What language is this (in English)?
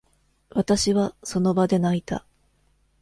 Japanese